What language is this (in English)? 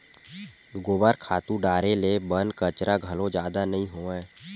Chhattisgarhi